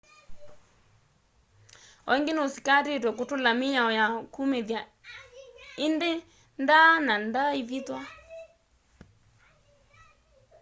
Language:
Kamba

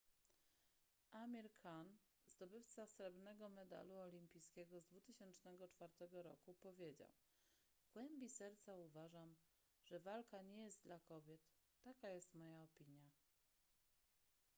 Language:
Polish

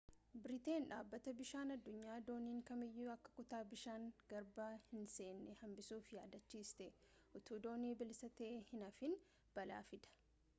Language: Oromo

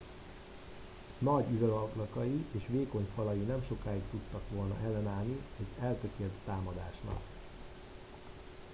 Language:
Hungarian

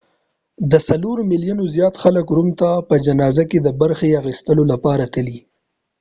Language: Pashto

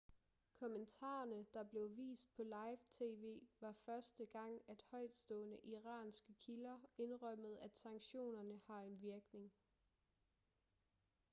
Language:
Danish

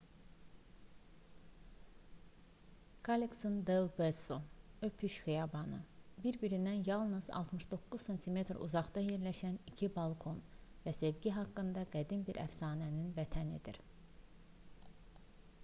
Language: Azerbaijani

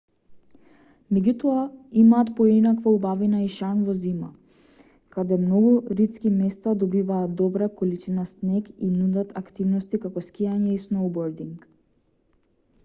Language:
Macedonian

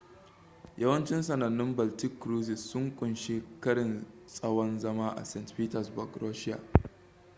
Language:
Hausa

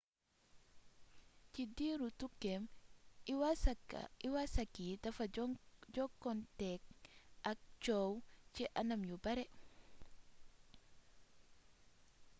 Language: Wolof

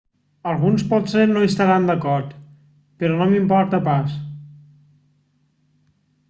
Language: Catalan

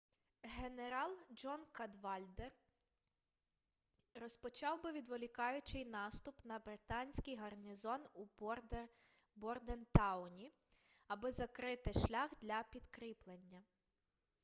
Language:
Ukrainian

